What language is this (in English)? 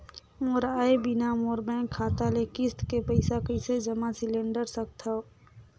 Chhattisgarhi